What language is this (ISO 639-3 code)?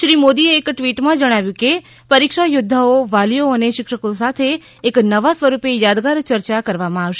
guj